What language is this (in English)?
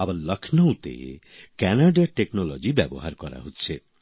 Bangla